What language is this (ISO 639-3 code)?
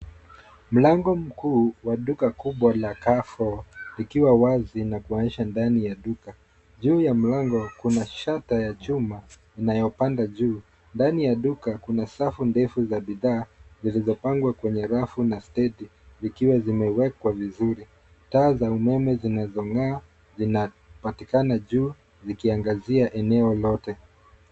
swa